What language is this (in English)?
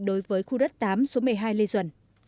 Vietnamese